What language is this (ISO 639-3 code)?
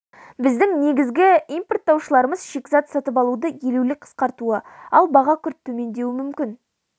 kaz